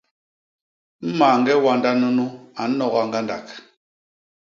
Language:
Basaa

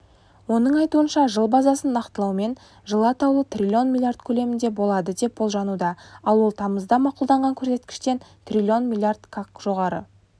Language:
Kazakh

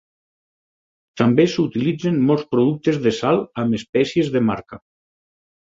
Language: Catalan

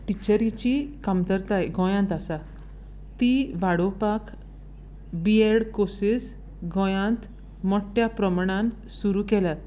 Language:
Konkani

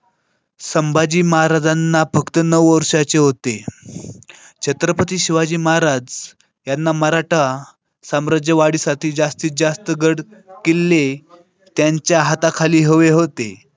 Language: Marathi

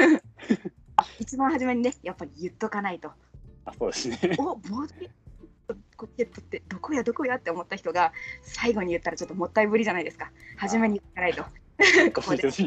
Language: Japanese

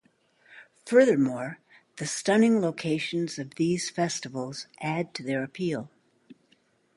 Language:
English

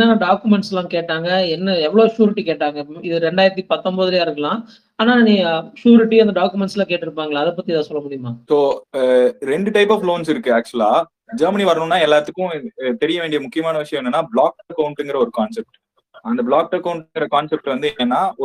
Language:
Tamil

